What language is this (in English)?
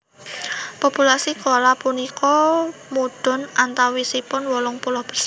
Javanese